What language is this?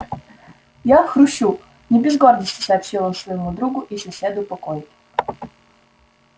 Russian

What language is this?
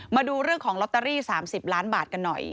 Thai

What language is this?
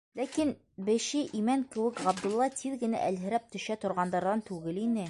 Bashkir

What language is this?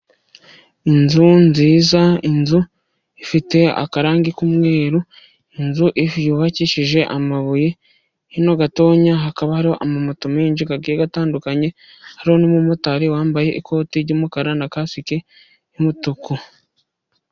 Kinyarwanda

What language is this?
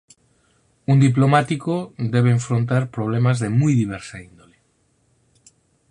Galician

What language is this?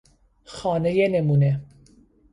Persian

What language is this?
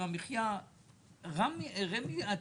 Hebrew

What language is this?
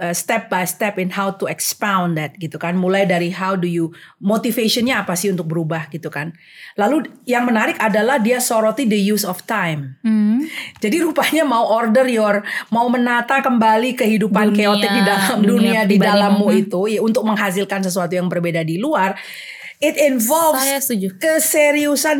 Indonesian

